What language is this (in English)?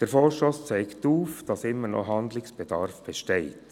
Swiss German